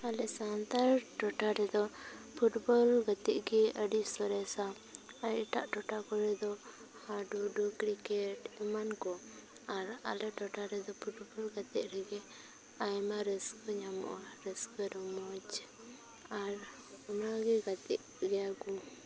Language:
Santali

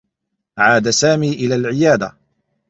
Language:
Arabic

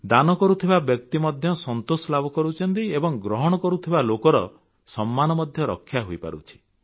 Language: Odia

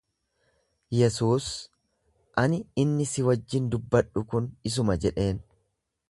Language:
Oromo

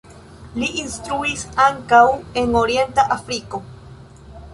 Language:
Esperanto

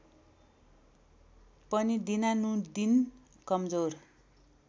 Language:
Nepali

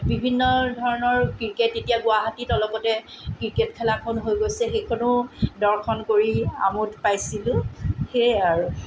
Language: Assamese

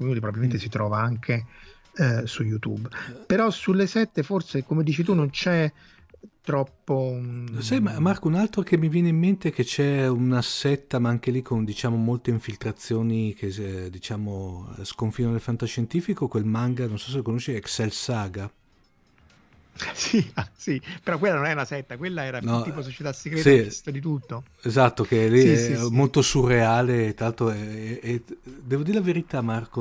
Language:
Italian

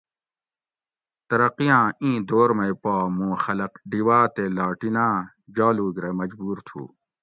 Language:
Gawri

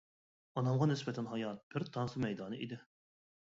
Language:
Uyghur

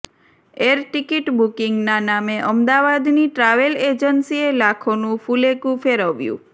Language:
Gujarati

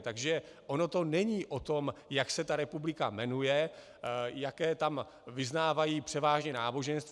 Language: Czech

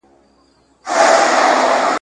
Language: Pashto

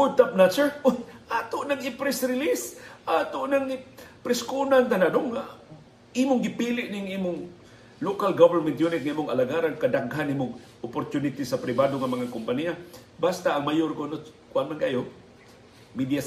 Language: Filipino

